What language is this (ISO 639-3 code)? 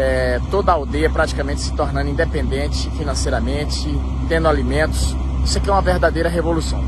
por